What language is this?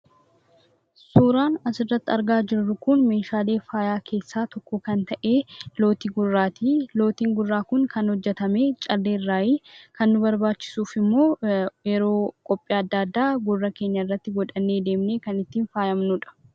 Oromo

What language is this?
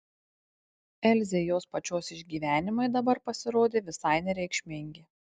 Lithuanian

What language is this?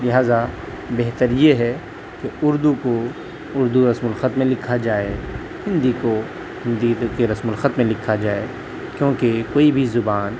Urdu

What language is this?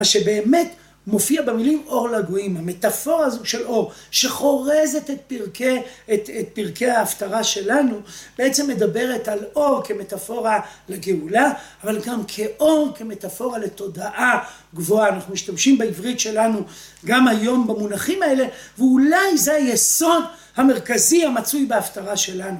Hebrew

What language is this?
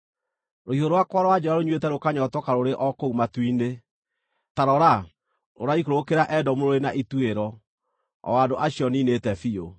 Kikuyu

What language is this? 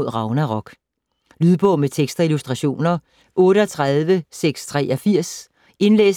Danish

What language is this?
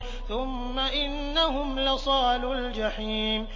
Arabic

